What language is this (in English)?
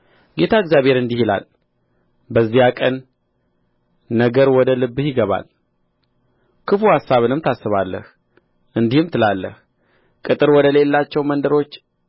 Amharic